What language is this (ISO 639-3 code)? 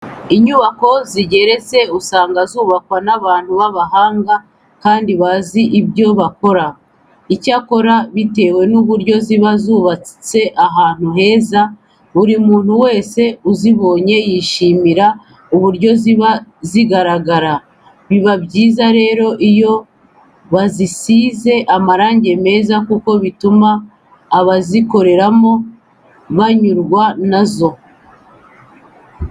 kin